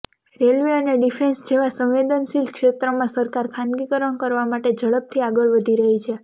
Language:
Gujarati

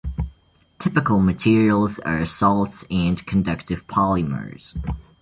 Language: English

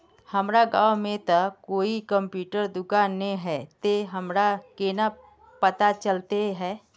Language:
Magahi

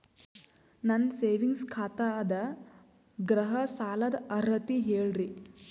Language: Kannada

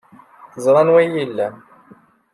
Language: Kabyle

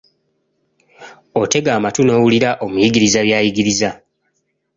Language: Ganda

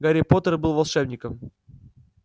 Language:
Russian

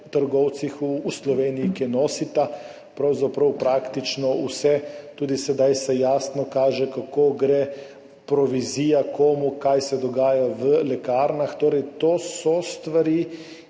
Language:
Slovenian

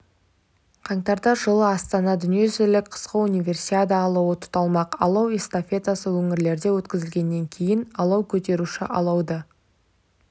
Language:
Kazakh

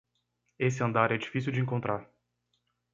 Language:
Portuguese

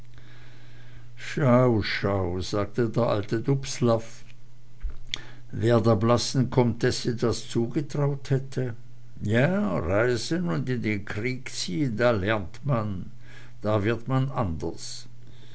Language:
German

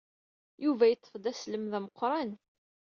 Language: Kabyle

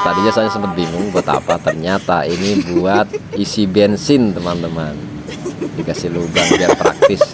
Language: Indonesian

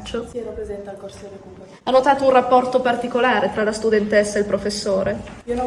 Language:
Italian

